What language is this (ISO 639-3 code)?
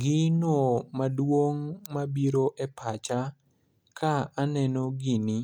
luo